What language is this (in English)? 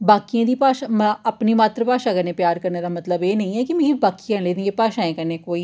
Dogri